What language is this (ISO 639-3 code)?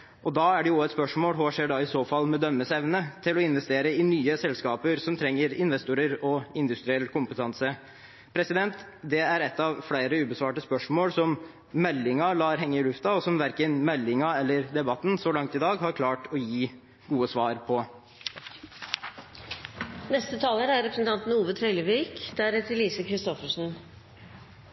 nor